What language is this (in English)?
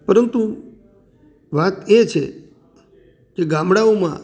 Gujarati